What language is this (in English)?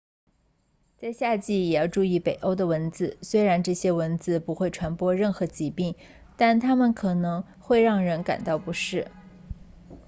Chinese